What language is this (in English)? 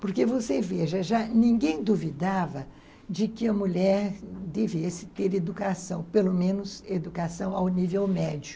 Portuguese